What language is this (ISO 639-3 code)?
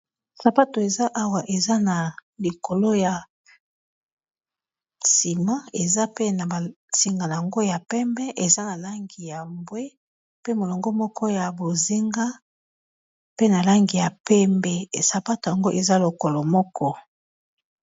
lin